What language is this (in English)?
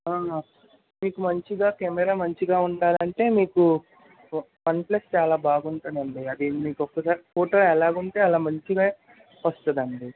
Telugu